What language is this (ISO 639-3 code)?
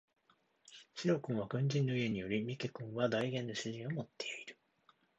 jpn